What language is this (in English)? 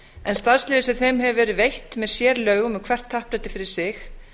Icelandic